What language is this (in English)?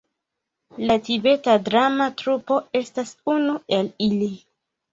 Esperanto